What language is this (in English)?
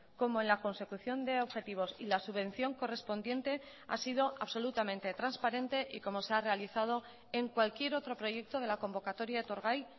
Spanish